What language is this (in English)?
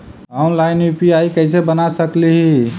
Magahi